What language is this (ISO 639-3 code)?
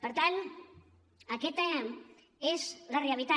cat